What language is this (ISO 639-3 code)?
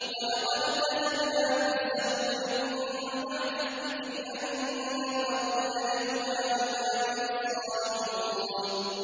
ara